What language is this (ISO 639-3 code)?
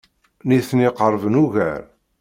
kab